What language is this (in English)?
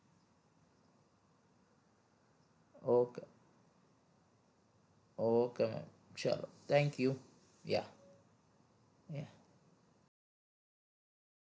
Gujarati